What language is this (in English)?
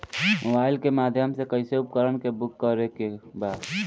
Bhojpuri